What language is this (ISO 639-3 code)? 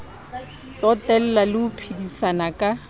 sot